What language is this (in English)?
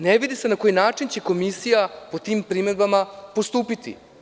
Serbian